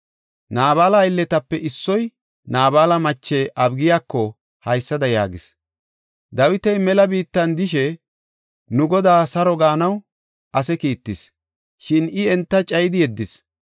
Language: Gofa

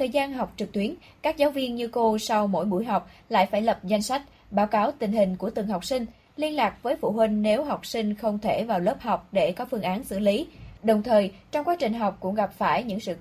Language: Vietnamese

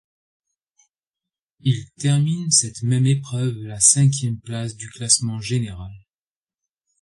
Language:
French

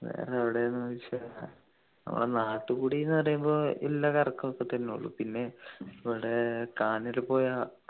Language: Malayalam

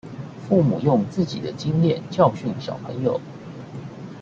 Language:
Chinese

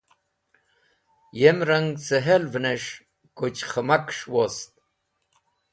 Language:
Wakhi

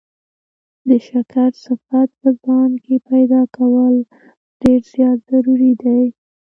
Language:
Pashto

